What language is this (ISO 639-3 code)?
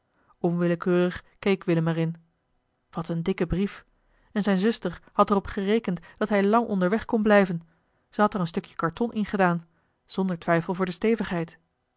nld